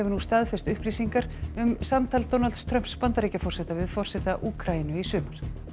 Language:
Icelandic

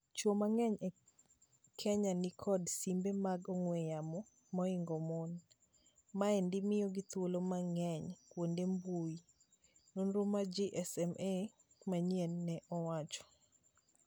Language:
Luo (Kenya and Tanzania)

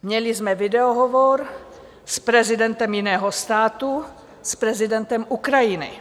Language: Czech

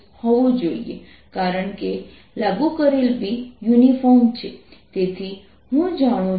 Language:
Gujarati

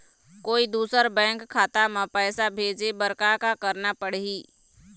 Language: Chhattisgarhi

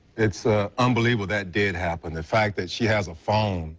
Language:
English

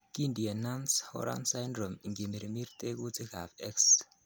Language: Kalenjin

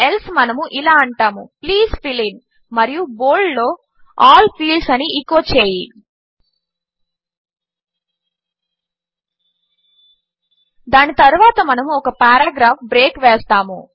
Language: Telugu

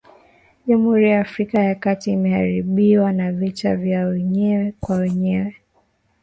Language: Swahili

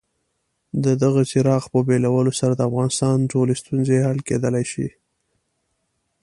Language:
Pashto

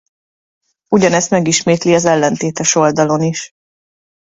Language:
Hungarian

